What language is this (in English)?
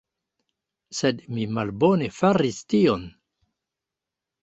Esperanto